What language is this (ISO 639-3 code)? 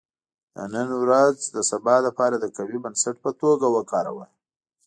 pus